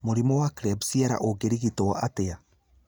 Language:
Kikuyu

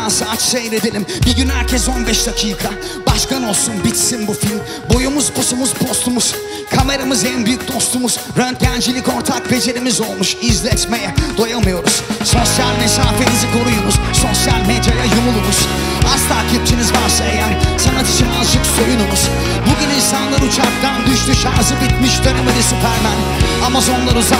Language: Turkish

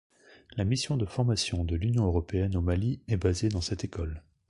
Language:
French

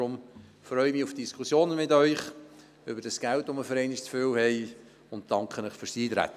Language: Swiss German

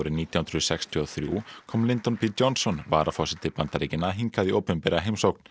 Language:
Icelandic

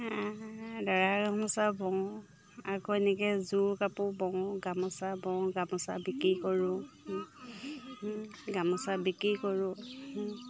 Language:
Assamese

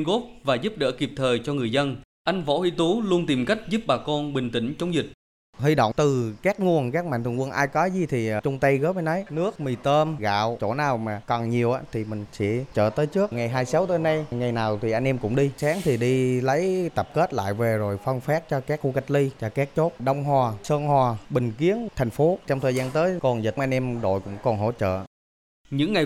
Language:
Vietnamese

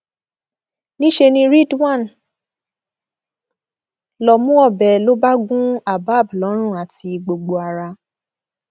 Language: Yoruba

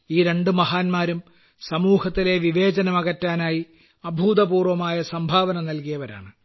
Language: Malayalam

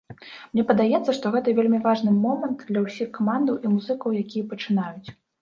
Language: Belarusian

